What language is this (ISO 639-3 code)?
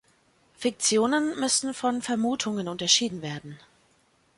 deu